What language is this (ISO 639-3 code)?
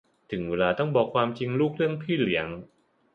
tha